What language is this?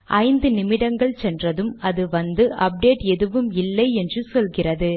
Tamil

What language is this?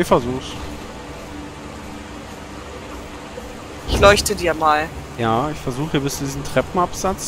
German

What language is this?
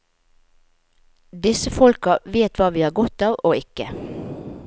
Norwegian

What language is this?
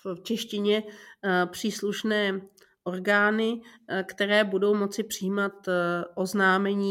Czech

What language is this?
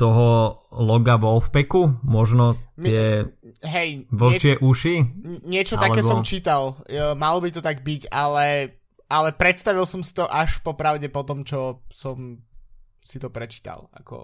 Slovak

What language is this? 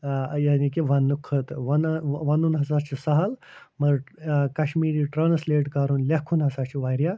Kashmiri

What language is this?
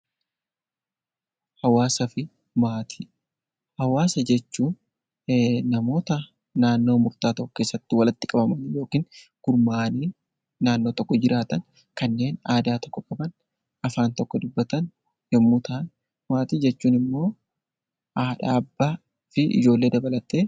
Oromo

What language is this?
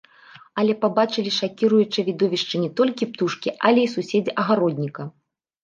Belarusian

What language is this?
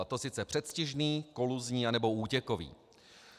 Czech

